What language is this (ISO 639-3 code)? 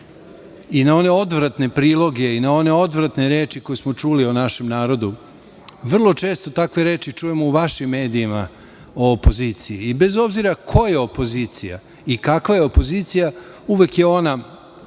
srp